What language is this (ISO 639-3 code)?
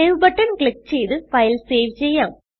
mal